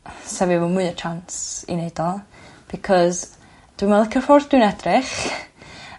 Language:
Welsh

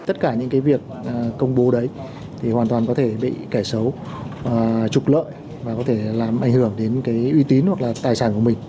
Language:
Vietnamese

